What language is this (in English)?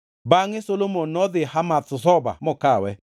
Luo (Kenya and Tanzania)